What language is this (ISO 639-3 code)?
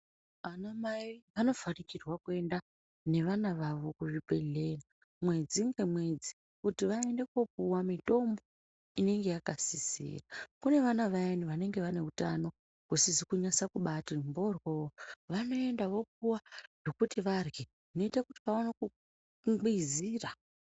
ndc